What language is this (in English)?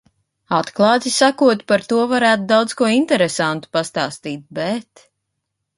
Latvian